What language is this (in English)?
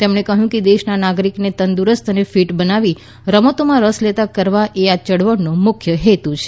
Gujarati